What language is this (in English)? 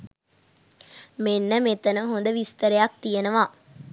Sinhala